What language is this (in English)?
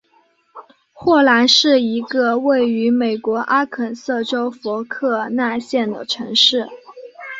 Chinese